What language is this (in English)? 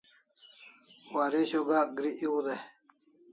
Kalasha